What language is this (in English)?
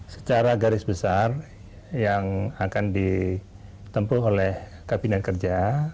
Indonesian